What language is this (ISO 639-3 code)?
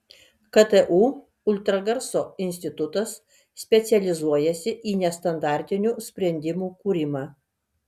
lit